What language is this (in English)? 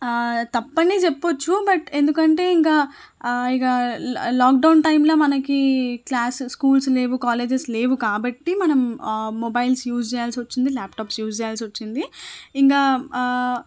Telugu